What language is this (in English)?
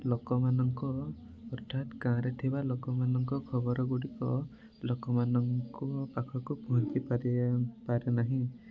Odia